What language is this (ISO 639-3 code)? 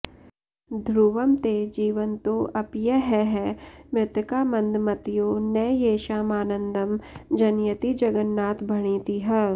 san